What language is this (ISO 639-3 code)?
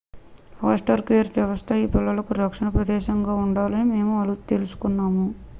tel